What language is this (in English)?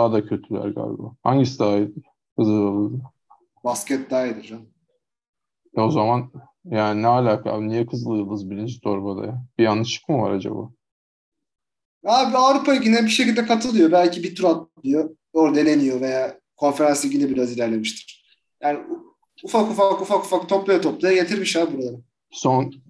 Turkish